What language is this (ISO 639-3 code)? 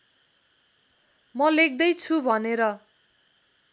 nep